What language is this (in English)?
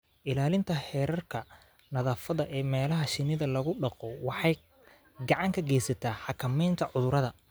Somali